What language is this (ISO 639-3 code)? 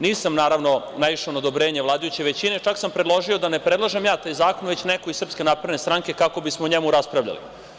srp